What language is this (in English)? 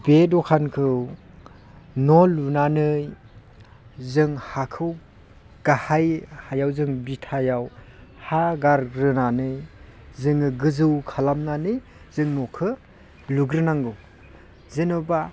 Bodo